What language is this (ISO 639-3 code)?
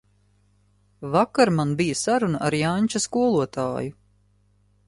lav